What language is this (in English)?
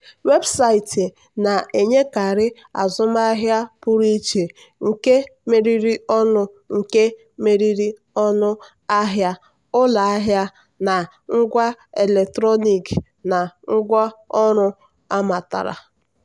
Igbo